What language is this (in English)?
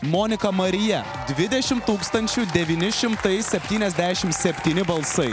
Lithuanian